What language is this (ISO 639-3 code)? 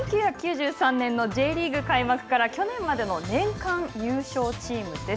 jpn